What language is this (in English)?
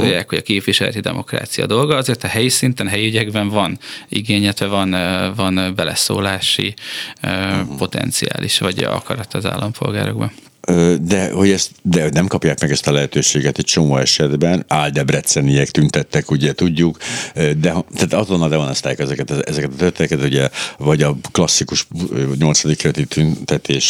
Hungarian